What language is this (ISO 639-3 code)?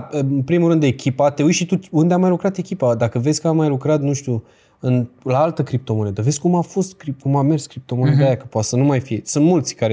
ron